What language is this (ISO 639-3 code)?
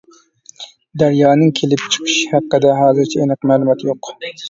uig